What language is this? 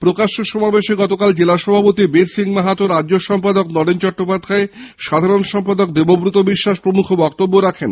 Bangla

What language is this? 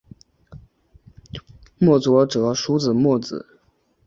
Chinese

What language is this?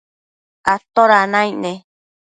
Matsés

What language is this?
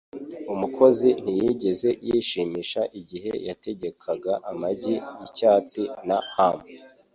Kinyarwanda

